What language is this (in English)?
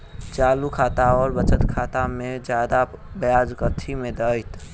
Maithili